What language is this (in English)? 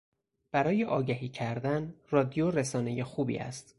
Persian